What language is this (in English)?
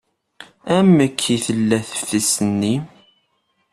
Kabyle